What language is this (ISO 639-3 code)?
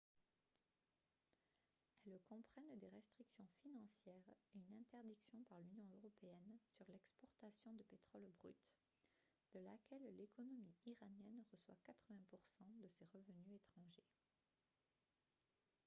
fra